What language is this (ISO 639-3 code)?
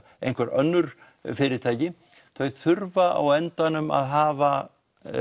isl